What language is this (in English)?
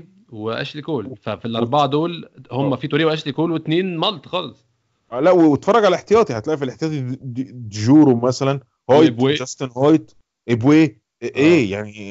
Arabic